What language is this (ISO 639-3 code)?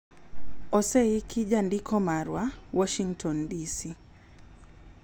luo